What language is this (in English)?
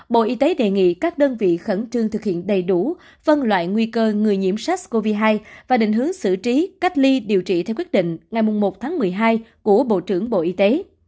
Vietnamese